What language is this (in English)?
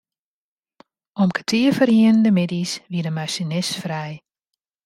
Western Frisian